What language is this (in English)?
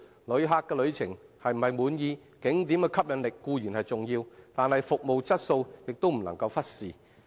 Cantonese